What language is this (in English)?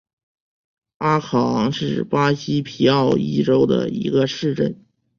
Chinese